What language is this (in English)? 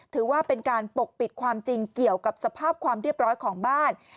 Thai